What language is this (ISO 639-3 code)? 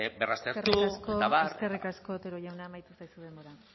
eus